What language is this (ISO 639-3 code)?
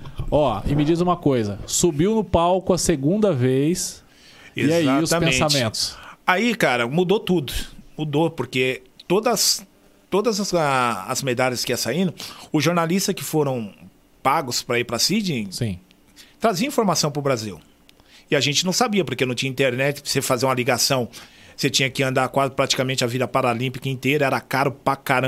por